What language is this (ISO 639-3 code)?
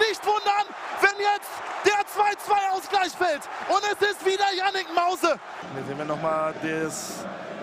deu